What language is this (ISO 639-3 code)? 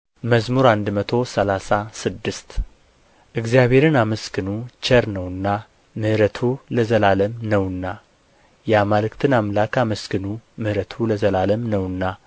amh